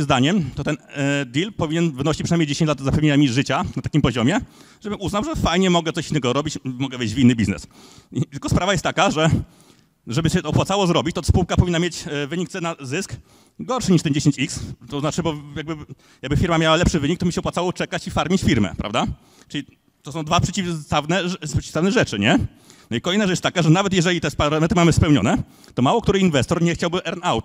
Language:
Polish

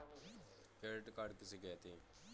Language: Hindi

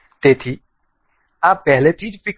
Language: Gujarati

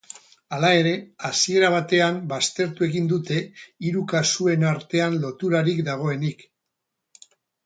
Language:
Basque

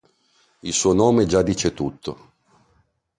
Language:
Italian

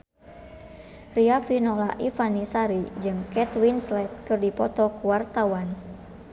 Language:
Sundanese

